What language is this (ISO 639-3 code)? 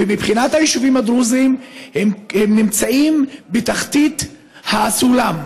heb